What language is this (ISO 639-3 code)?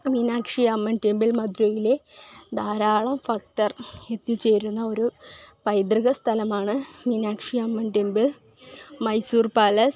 mal